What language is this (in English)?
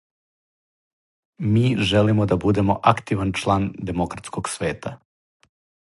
Serbian